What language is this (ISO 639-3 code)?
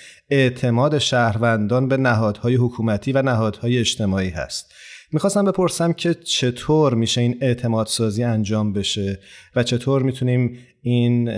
fas